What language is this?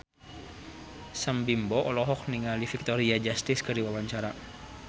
Sundanese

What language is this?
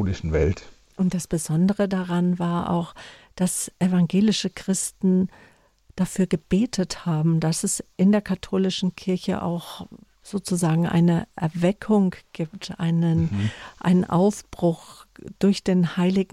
German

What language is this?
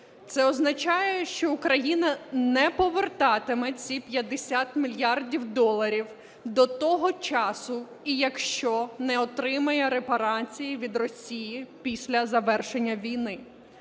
Ukrainian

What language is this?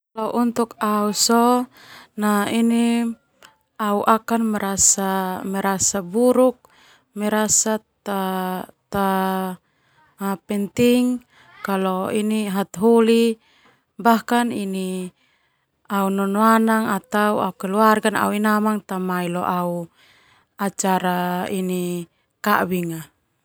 Termanu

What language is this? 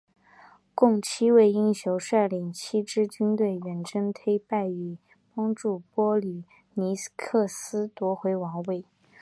Chinese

